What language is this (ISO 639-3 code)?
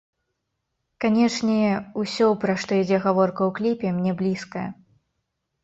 bel